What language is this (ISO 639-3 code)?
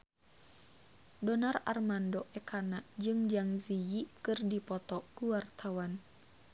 sun